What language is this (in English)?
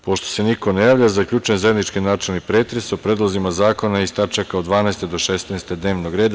Serbian